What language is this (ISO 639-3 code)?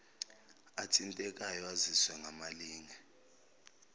zul